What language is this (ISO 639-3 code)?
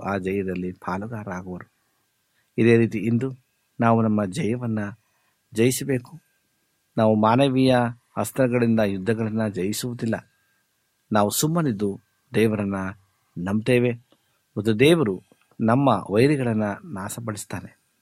kan